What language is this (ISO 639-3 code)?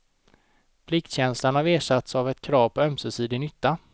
swe